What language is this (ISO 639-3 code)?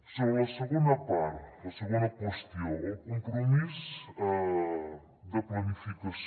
cat